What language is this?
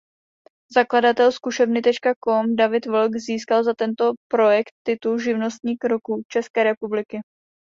Czech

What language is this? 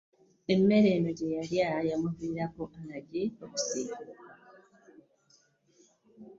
Ganda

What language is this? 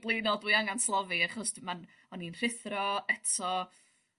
Welsh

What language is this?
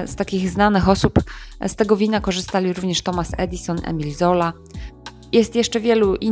Polish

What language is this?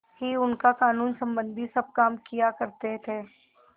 Hindi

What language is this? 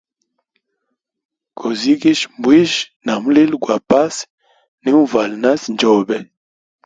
Hemba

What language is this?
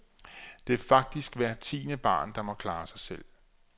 Danish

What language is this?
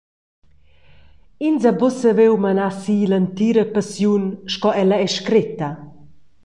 Romansh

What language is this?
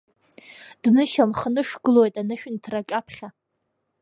Abkhazian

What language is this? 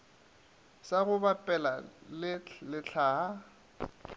Northern Sotho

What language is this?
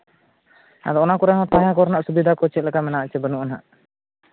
Santali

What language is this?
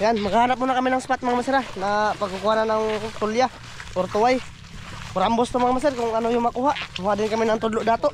Filipino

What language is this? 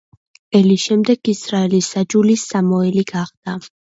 Georgian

